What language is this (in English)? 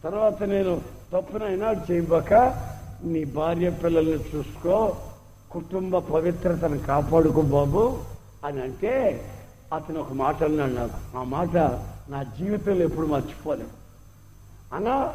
Telugu